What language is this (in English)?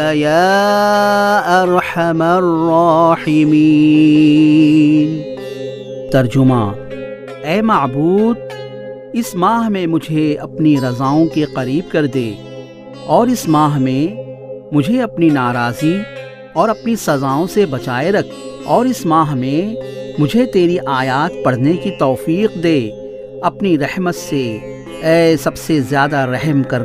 Urdu